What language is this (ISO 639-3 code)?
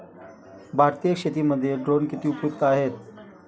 mar